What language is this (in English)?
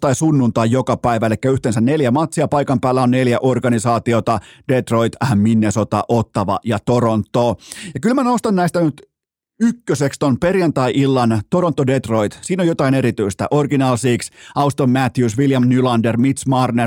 Finnish